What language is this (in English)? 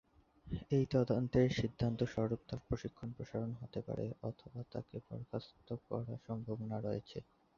Bangla